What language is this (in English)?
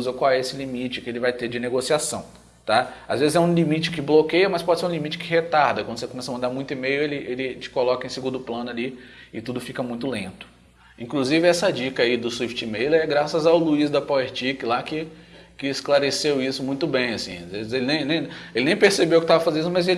Portuguese